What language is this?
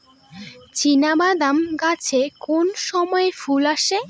Bangla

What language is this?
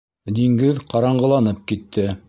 Bashkir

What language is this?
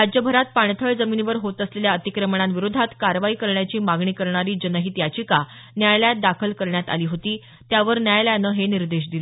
Marathi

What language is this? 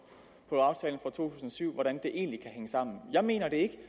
Danish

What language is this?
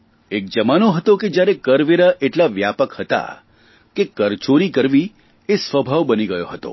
Gujarati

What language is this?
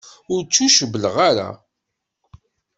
Kabyle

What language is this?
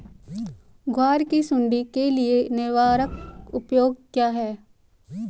Hindi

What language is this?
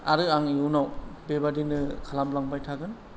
Bodo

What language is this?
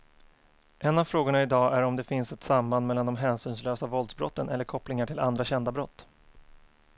Swedish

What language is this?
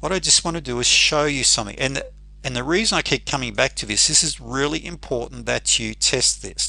English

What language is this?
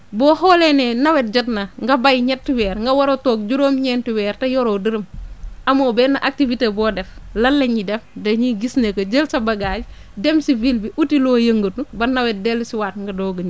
Wolof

